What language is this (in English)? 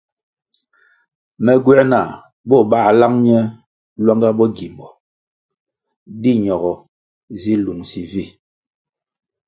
Kwasio